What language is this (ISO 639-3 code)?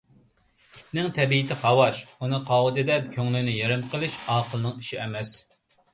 uig